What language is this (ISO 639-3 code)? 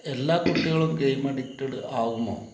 mal